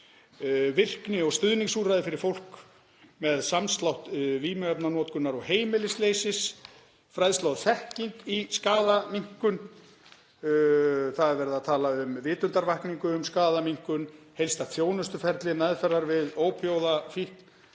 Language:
Icelandic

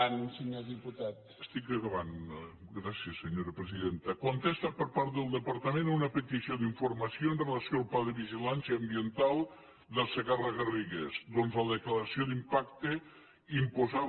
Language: Catalan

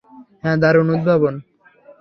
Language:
Bangla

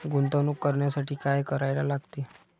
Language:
Marathi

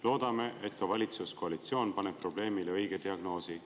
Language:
Estonian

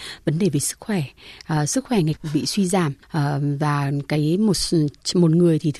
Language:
Vietnamese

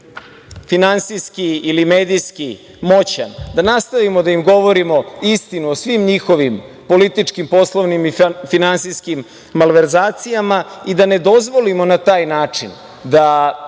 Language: Serbian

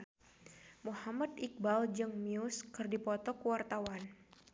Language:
Sundanese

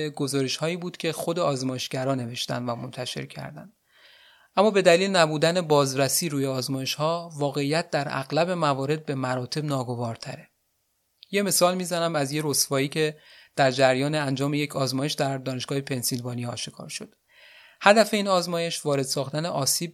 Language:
Persian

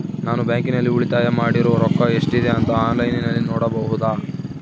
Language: Kannada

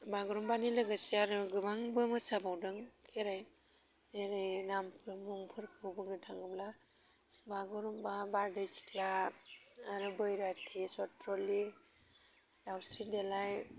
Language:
Bodo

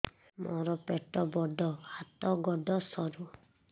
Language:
Odia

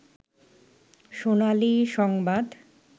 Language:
Bangla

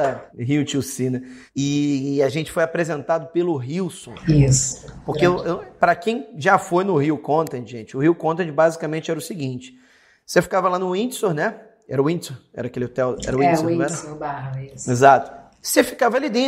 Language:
Portuguese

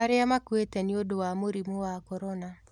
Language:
Kikuyu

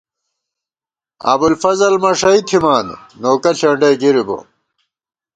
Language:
Gawar-Bati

